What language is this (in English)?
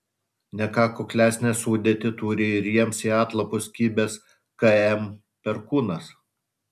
Lithuanian